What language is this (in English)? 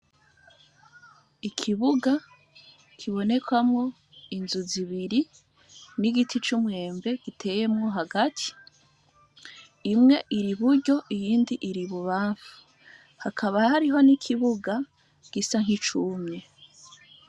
Rundi